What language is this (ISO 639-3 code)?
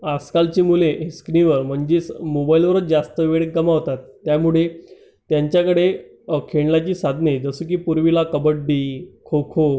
mar